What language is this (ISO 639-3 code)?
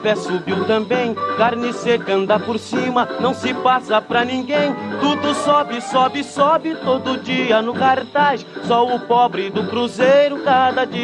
por